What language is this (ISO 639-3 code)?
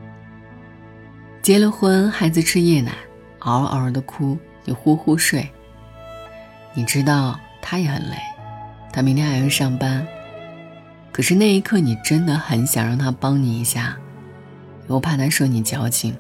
zho